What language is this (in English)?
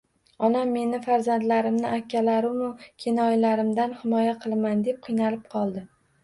Uzbek